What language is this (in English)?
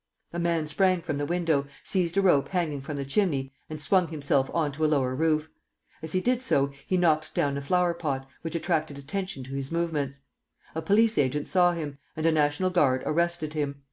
English